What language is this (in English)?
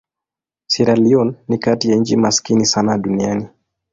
Swahili